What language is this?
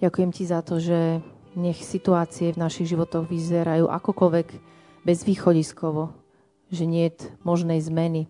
Slovak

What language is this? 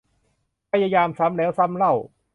Thai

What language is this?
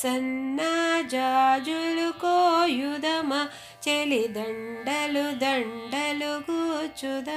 Telugu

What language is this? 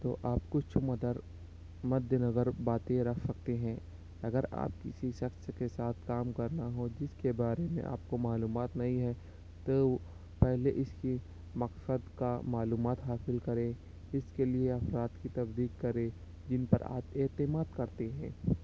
Urdu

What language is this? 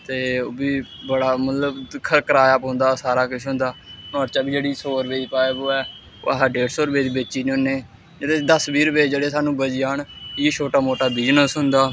Dogri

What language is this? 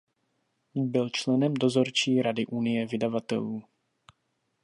Czech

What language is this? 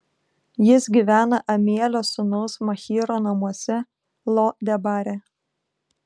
Lithuanian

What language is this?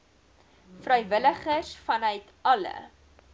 Afrikaans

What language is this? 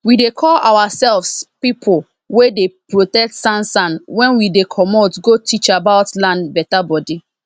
Nigerian Pidgin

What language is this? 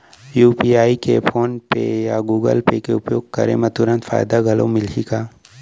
Chhattisgarhi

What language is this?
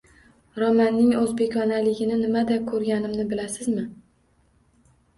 Uzbek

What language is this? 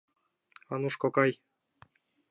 Mari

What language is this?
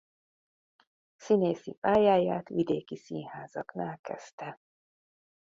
Hungarian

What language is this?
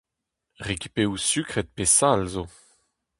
Breton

